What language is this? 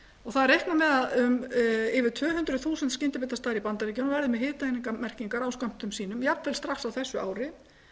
Icelandic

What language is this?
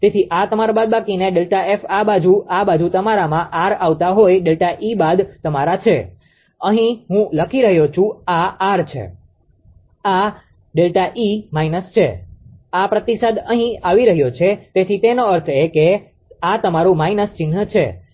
Gujarati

